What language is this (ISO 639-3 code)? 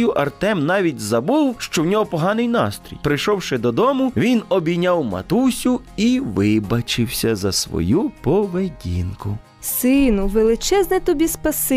ukr